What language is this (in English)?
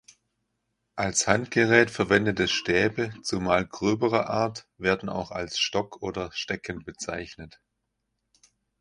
German